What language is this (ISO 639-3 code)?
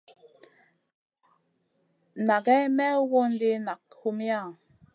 mcn